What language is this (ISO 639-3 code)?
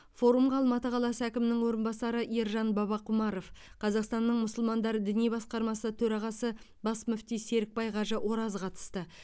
kaz